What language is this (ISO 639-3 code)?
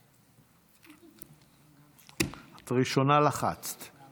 heb